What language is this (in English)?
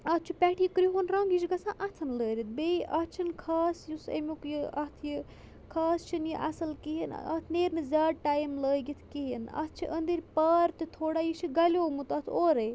Kashmiri